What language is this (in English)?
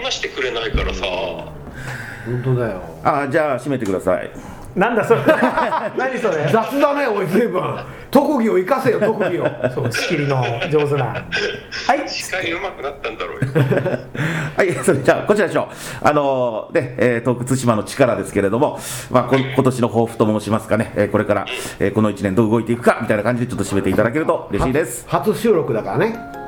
Japanese